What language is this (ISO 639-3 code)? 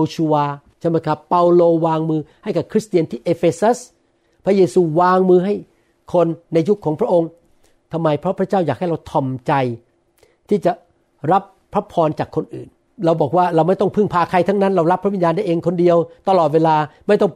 tha